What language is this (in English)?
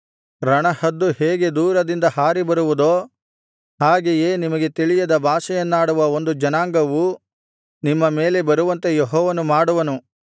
Kannada